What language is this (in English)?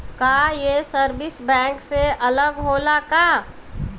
Bhojpuri